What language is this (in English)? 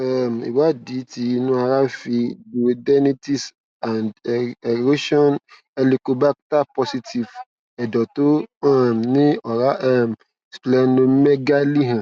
Yoruba